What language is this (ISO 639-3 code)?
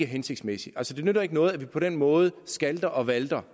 dan